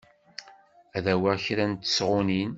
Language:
Kabyle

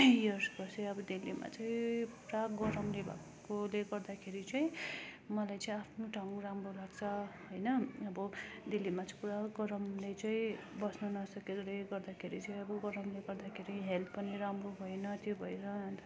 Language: Nepali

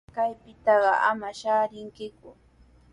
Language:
Sihuas Ancash Quechua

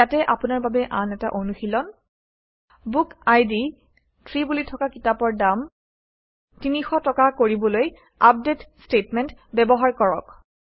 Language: Assamese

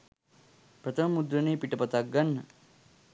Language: Sinhala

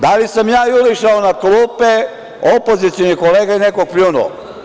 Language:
Serbian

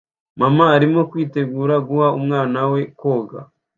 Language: Kinyarwanda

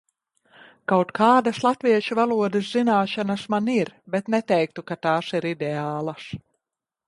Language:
Latvian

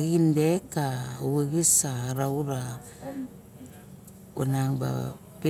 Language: Barok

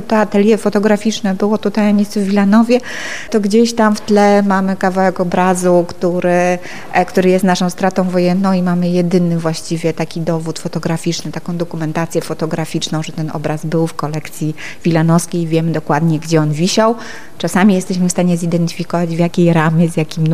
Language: Polish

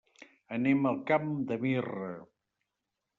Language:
Catalan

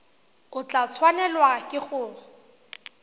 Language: Tswana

